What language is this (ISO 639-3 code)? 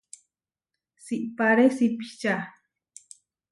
var